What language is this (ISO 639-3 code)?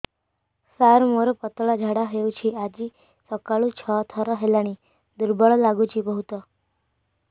ori